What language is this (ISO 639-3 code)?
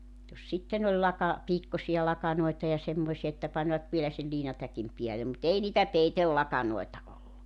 fin